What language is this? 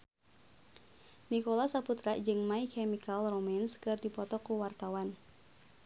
Sundanese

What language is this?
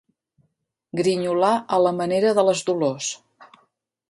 Catalan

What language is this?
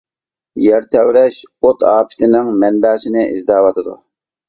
Uyghur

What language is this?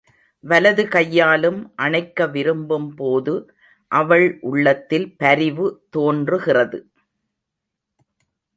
Tamil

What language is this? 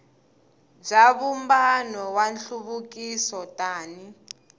Tsonga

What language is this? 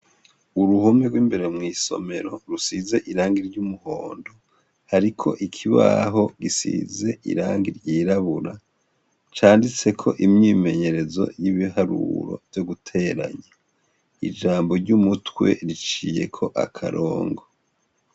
Rundi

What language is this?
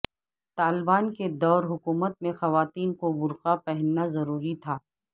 Urdu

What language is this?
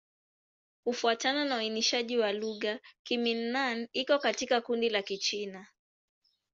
Swahili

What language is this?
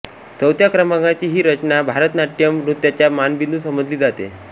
Marathi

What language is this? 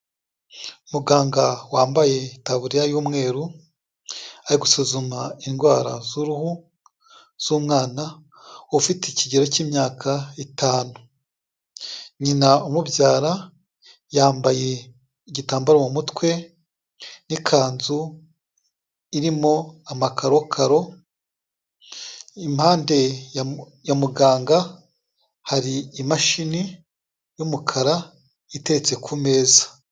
Kinyarwanda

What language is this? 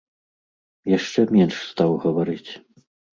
Belarusian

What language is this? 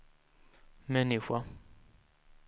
Swedish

